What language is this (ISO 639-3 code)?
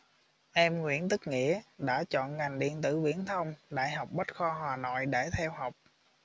vie